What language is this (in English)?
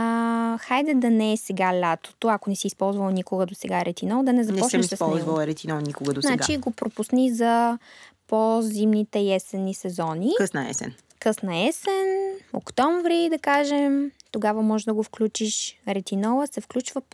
Bulgarian